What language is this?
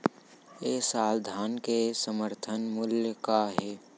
Chhattisgarhi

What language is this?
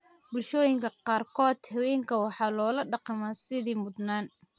Somali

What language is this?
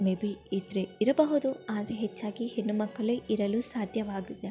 Kannada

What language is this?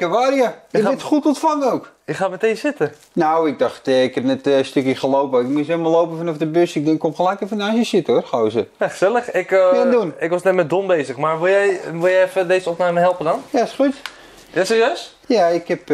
Dutch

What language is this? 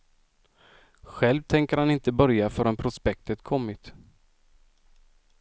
Swedish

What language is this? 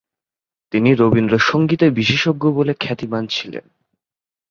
Bangla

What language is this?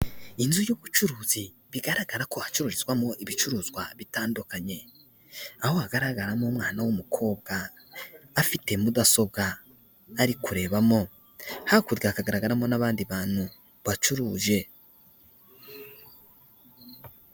Kinyarwanda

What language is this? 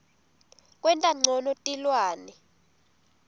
Swati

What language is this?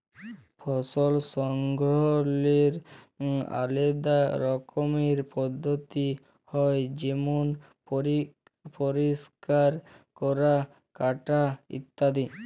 Bangla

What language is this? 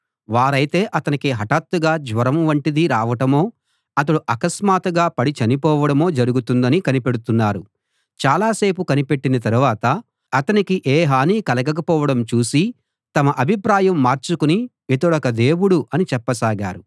Telugu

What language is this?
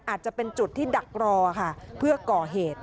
Thai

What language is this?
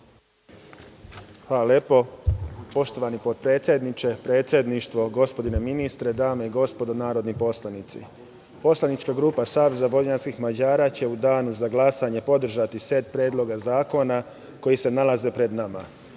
Serbian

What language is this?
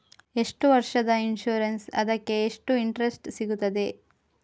Kannada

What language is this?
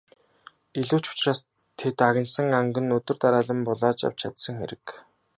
Mongolian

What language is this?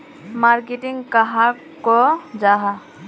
Magahi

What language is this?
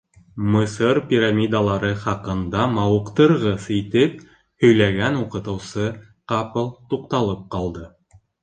Bashkir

